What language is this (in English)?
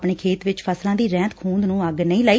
Punjabi